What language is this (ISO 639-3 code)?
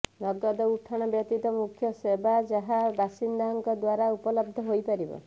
ori